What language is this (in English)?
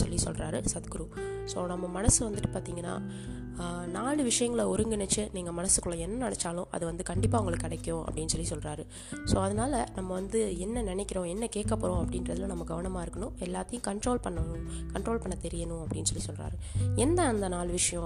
Tamil